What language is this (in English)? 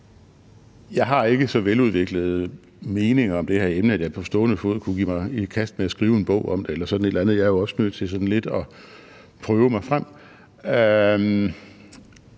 Danish